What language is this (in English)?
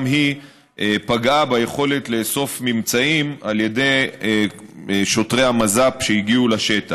Hebrew